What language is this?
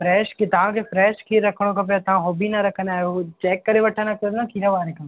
Sindhi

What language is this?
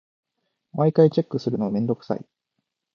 Japanese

